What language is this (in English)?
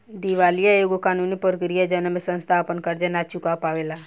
Bhojpuri